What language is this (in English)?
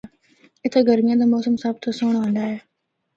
Northern Hindko